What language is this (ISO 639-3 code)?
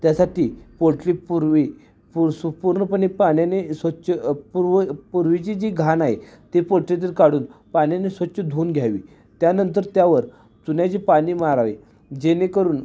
mar